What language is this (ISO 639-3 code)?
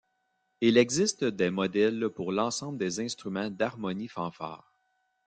fra